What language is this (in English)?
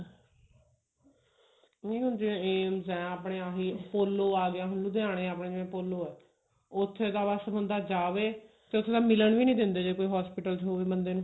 Punjabi